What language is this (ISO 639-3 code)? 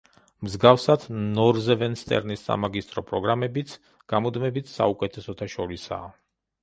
kat